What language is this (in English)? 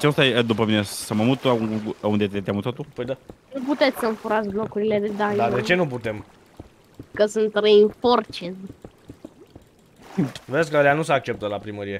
Romanian